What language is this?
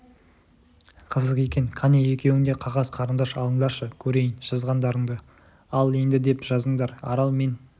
Kazakh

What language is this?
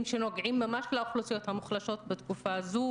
Hebrew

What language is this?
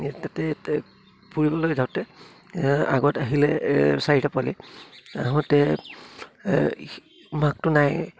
Assamese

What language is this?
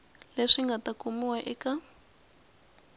Tsonga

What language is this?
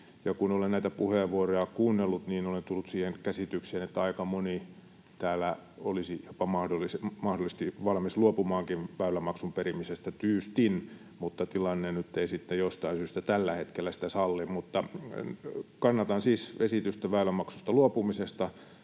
Finnish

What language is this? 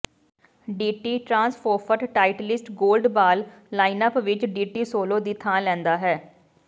Punjabi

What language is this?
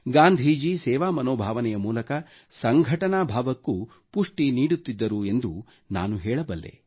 Kannada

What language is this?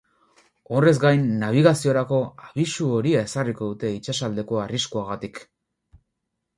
Basque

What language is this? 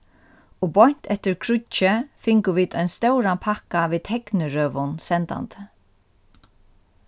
Faroese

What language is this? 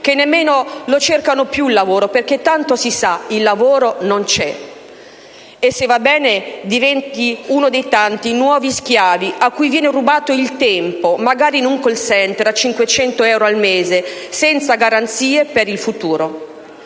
Italian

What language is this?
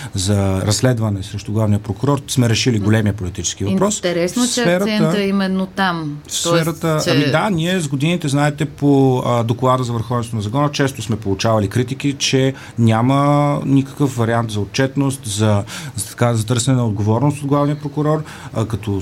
Bulgarian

